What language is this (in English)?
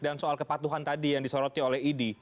Indonesian